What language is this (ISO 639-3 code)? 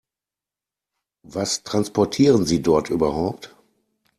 deu